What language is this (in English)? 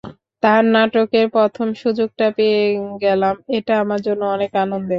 Bangla